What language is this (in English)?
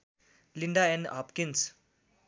Nepali